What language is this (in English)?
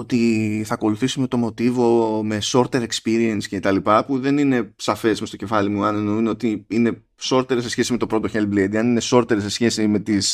Greek